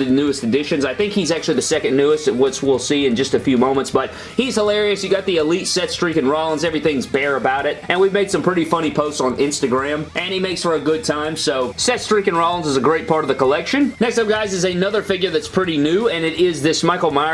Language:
English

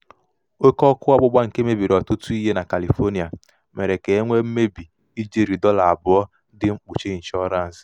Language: Igbo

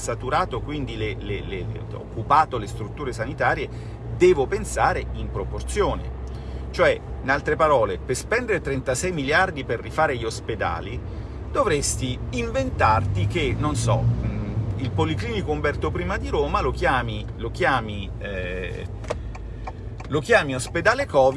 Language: Italian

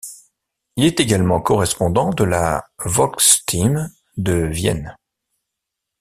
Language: French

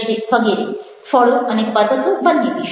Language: Gujarati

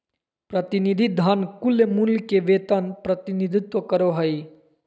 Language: Magahi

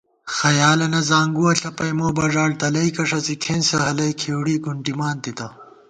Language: Gawar-Bati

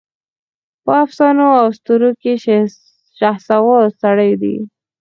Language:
Pashto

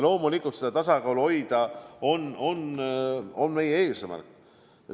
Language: Estonian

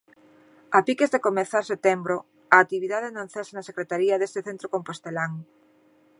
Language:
Galician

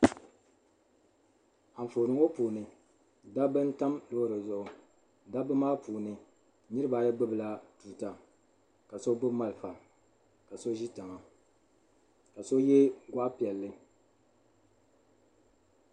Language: Dagbani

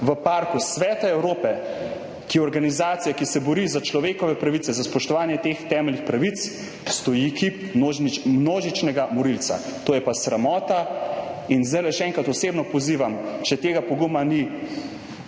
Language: Slovenian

